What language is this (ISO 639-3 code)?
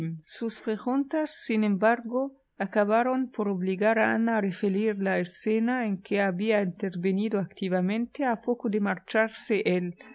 spa